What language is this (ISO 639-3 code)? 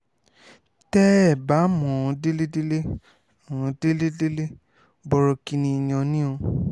yor